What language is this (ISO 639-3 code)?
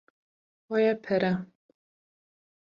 kur